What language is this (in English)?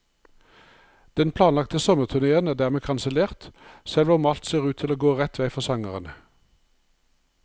Norwegian